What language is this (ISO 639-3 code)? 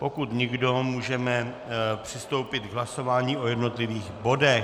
ces